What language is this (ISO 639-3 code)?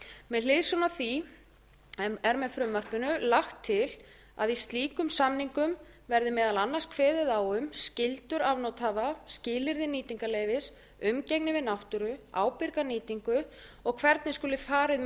isl